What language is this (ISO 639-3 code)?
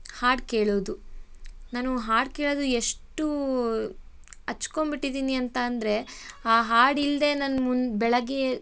kan